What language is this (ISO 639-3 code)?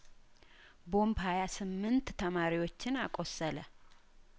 amh